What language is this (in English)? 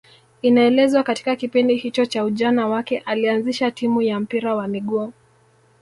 Swahili